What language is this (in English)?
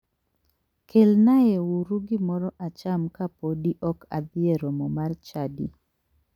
Luo (Kenya and Tanzania)